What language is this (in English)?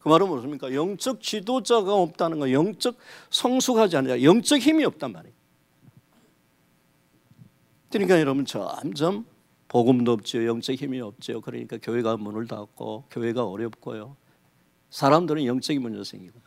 Korean